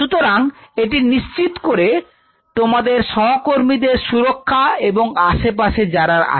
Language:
Bangla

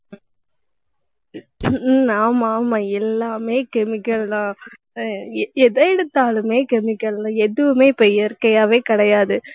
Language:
Tamil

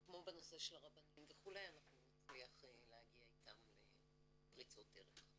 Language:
Hebrew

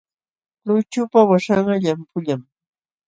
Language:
Jauja Wanca Quechua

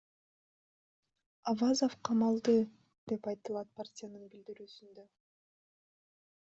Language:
Kyrgyz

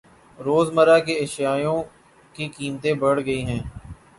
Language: Urdu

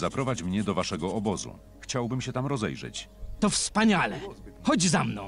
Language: Polish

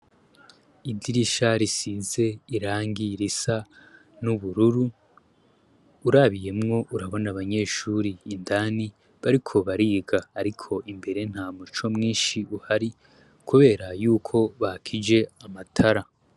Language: Rundi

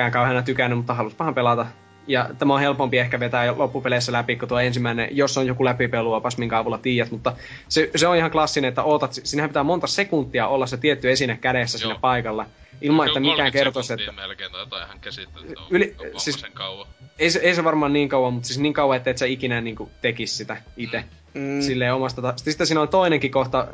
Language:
Finnish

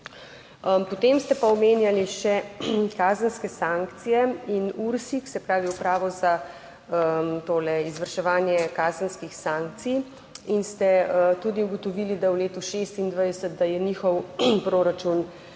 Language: Slovenian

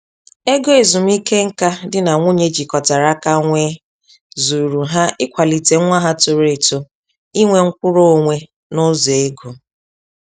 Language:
Igbo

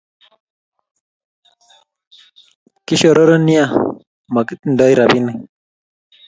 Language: Kalenjin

